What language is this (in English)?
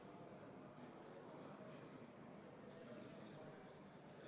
Estonian